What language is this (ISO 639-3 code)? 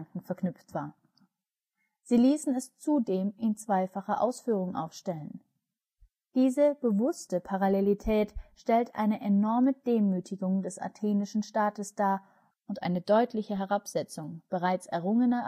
deu